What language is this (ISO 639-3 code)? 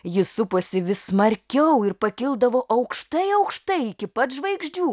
lit